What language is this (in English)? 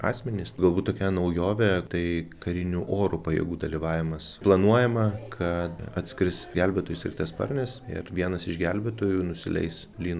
Lithuanian